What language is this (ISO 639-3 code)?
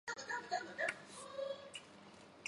zho